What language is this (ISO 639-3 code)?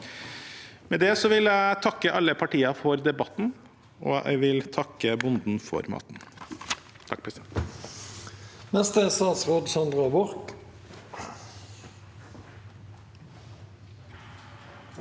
nor